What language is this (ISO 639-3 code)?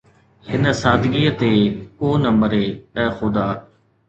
snd